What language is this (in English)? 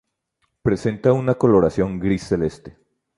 Spanish